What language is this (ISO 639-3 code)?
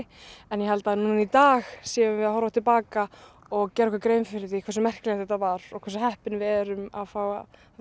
isl